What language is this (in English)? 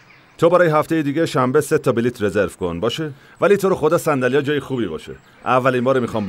Persian